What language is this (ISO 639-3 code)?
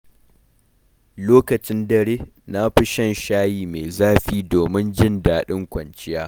hau